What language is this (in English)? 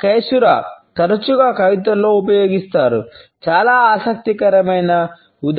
Telugu